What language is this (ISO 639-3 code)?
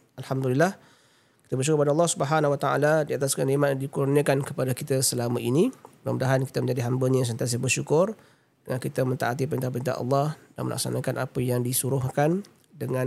msa